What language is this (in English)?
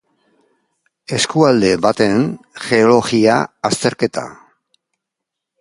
Basque